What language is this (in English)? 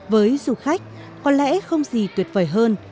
Vietnamese